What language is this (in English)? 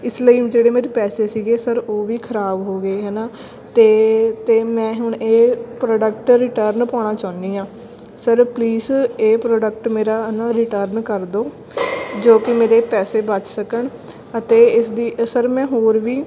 Punjabi